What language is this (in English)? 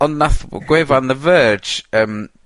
Welsh